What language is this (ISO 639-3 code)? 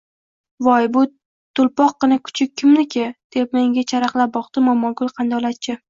uzb